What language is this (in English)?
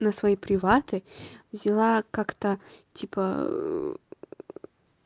Russian